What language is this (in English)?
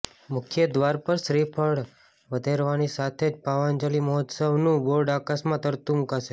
Gujarati